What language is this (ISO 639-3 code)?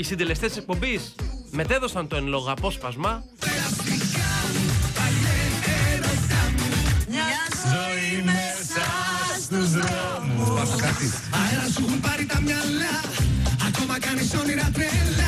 ell